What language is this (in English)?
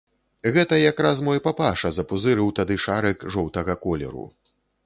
Belarusian